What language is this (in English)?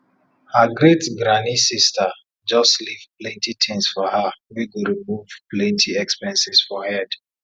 Nigerian Pidgin